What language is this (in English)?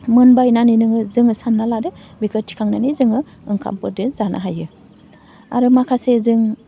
Bodo